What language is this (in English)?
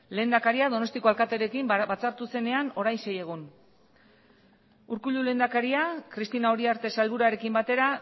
Basque